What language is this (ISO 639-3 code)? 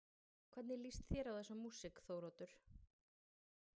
isl